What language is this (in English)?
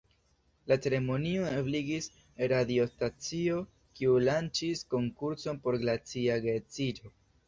Esperanto